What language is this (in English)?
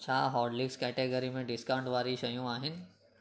Sindhi